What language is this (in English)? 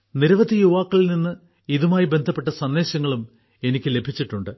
Malayalam